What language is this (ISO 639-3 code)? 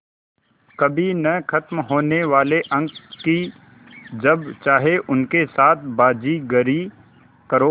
hin